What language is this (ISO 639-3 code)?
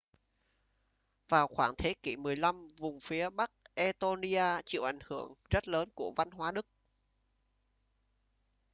vie